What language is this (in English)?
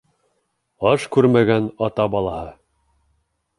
Bashkir